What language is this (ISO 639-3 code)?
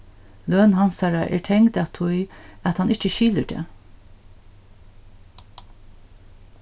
fao